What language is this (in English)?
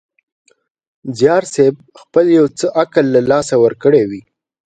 Pashto